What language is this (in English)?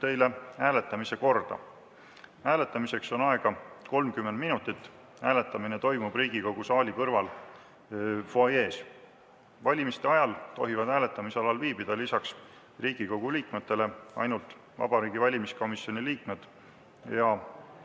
Estonian